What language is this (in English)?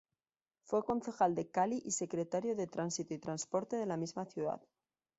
Spanish